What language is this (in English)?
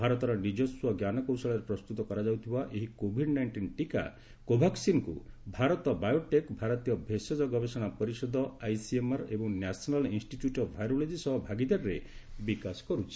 Odia